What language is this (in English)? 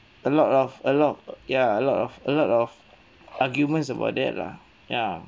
English